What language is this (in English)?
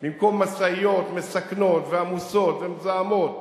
Hebrew